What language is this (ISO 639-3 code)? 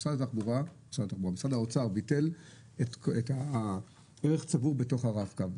heb